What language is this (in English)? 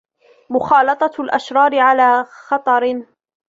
Arabic